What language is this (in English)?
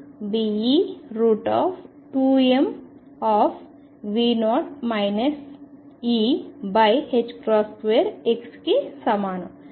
Telugu